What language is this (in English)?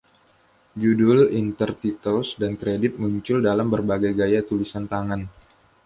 Indonesian